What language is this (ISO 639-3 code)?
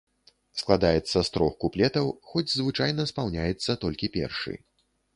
bel